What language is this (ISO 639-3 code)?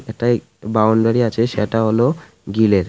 ben